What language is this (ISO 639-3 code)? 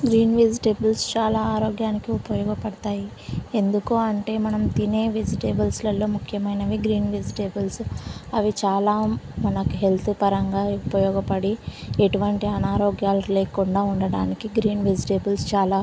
tel